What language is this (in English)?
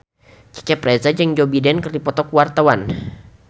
Sundanese